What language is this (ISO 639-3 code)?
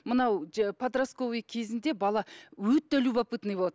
kaz